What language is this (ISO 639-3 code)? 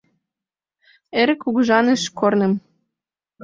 chm